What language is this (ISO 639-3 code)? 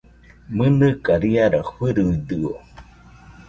hux